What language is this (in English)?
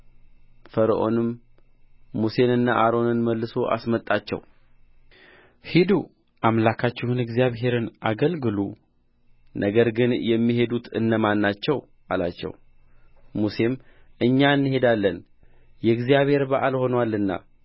Amharic